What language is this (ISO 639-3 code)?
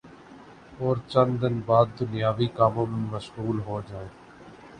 urd